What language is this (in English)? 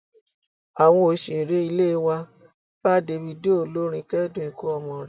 Yoruba